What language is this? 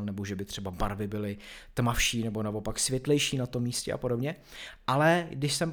Czech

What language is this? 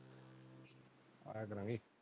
Punjabi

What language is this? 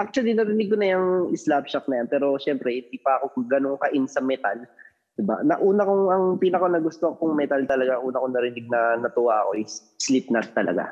Filipino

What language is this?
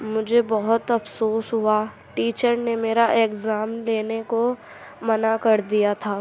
Urdu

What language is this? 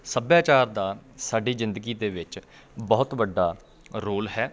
Punjabi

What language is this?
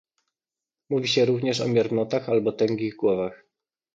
Polish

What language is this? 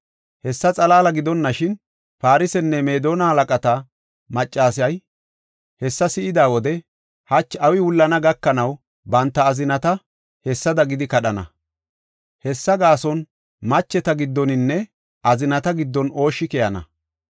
Gofa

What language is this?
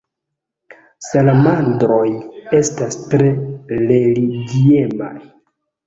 Esperanto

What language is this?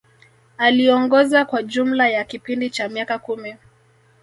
Swahili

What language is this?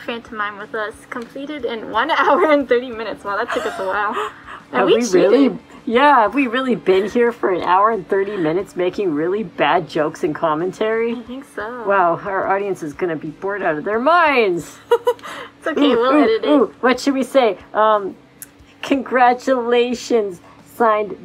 English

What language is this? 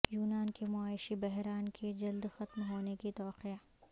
Urdu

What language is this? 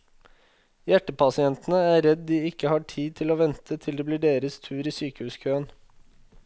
Norwegian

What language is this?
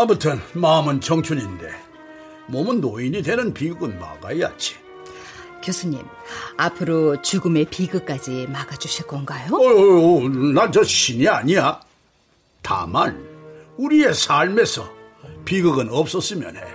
Korean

